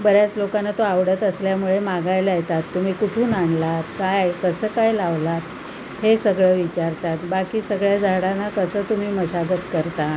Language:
Marathi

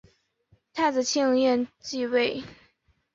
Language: Chinese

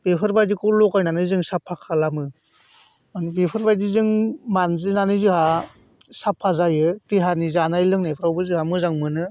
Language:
Bodo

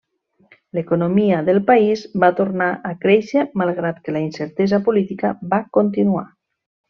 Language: Catalan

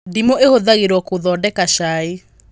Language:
Kikuyu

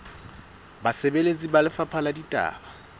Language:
Southern Sotho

